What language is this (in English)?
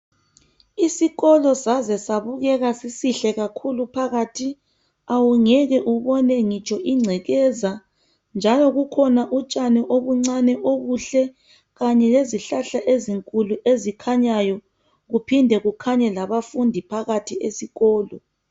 North Ndebele